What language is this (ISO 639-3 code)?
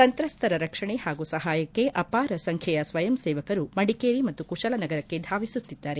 kan